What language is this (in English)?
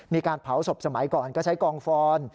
Thai